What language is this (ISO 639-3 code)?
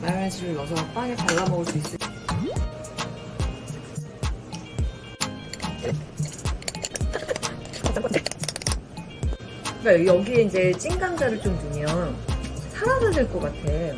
kor